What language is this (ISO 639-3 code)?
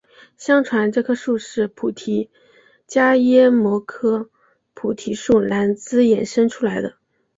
zho